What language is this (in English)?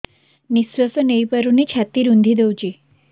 Odia